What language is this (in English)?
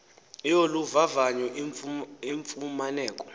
Xhosa